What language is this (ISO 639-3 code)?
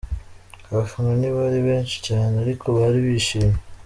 kin